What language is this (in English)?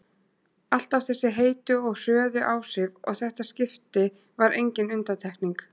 Icelandic